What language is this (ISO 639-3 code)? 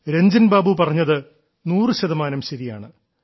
mal